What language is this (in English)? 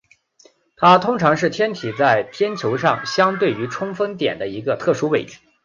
Chinese